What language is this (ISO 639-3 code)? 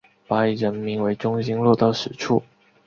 zho